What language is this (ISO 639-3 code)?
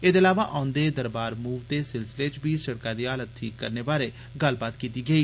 doi